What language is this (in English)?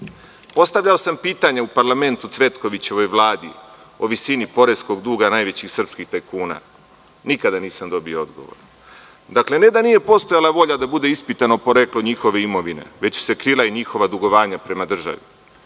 Serbian